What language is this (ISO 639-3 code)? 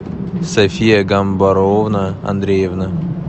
rus